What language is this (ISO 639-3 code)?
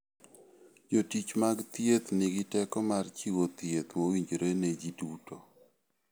luo